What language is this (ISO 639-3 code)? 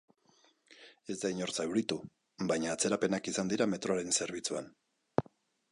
eus